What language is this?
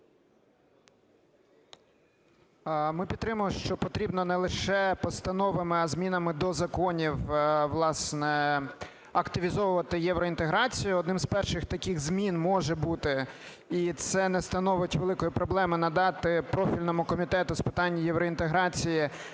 Ukrainian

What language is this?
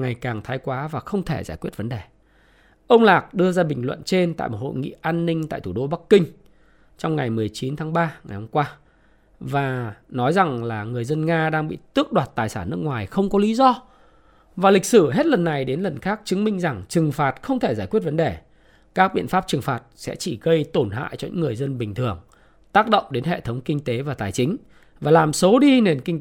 Vietnamese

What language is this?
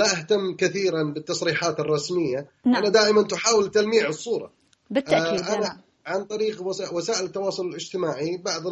Arabic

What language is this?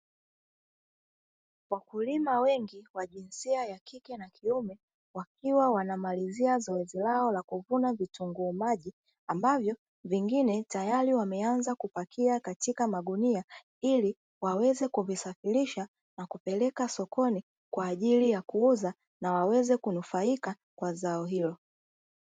Swahili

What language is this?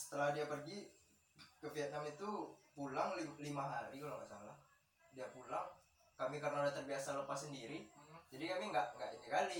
Indonesian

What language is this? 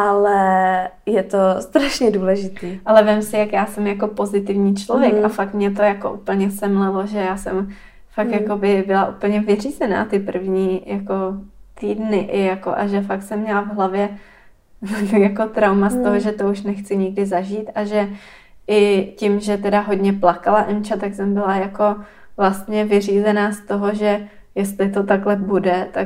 Czech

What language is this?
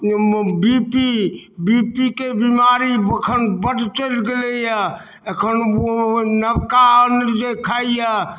Maithili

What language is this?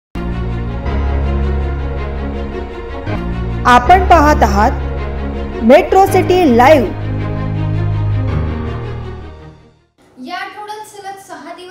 Hindi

